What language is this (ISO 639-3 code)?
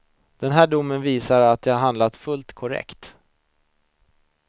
swe